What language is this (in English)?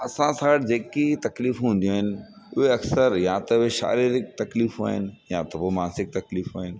Sindhi